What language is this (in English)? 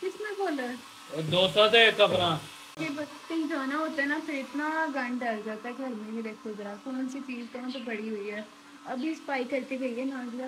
Hindi